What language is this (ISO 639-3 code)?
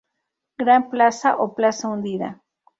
spa